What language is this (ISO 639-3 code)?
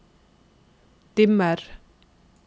nor